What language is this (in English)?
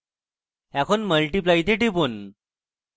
Bangla